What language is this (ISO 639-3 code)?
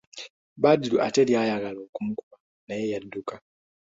lug